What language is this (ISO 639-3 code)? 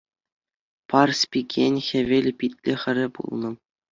chv